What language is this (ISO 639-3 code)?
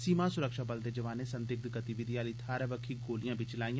doi